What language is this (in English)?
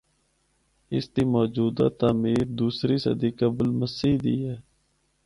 Northern Hindko